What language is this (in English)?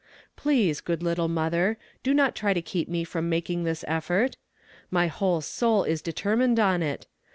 English